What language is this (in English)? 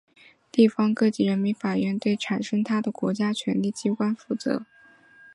Chinese